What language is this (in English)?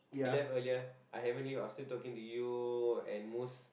English